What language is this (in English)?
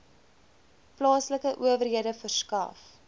Afrikaans